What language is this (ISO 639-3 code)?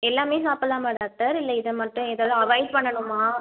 tam